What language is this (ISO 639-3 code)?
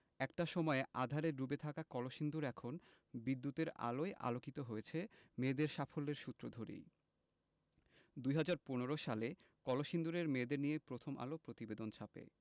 ben